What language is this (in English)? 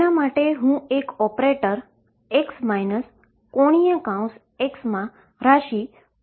Gujarati